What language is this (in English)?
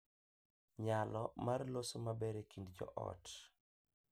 Luo (Kenya and Tanzania)